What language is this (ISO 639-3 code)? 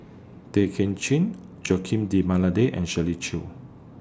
eng